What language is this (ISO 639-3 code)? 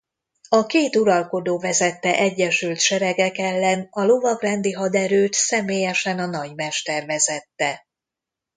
hun